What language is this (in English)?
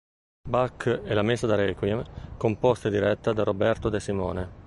Italian